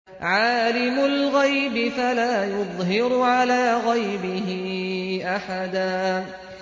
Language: Arabic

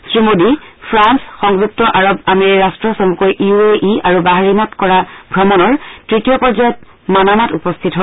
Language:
Assamese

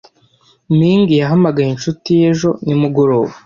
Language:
Kinyarwanda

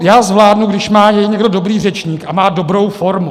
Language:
Czech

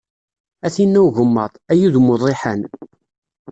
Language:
Kabyle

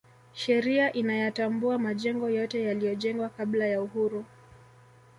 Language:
Swahili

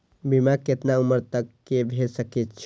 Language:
Maithili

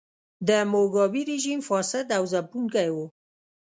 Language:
Pashto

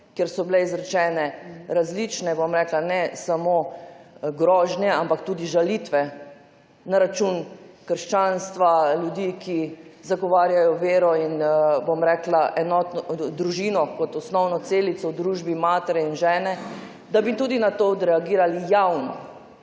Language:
Slovenian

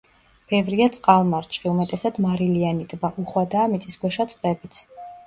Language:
Georgian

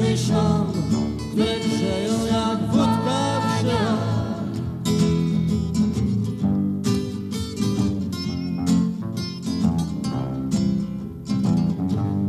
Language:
Polish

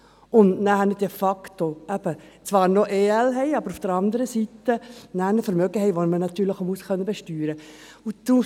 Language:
Swiss German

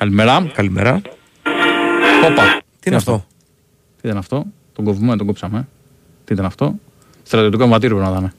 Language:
Greek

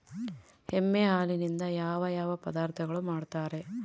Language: Kannada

